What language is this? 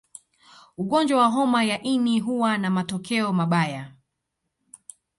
Swahili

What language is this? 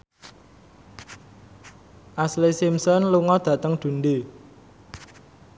Javanese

